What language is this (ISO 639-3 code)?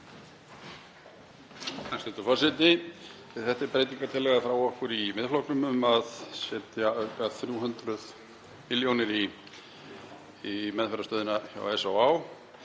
isl